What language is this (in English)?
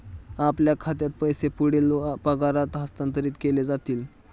Marathi